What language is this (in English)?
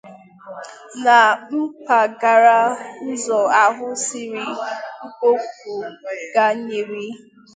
Igbo